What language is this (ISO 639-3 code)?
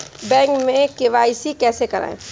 hin